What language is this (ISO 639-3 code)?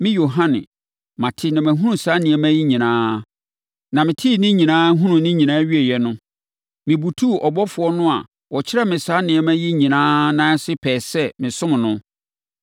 aka